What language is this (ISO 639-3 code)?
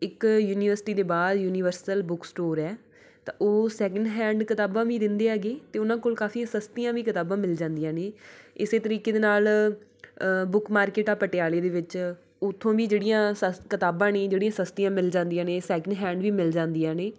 pan